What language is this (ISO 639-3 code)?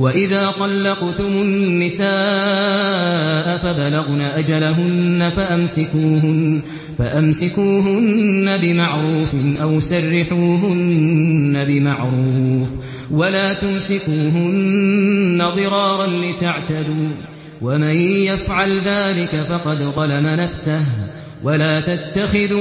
ara